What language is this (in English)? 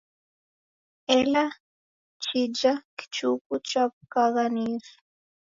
Taita